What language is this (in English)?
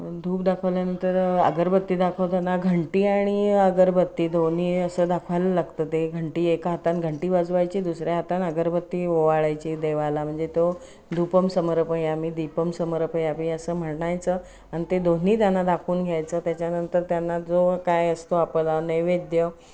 Marathi